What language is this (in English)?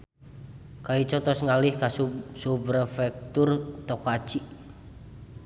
Sundanese